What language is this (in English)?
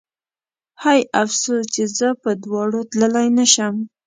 Pashto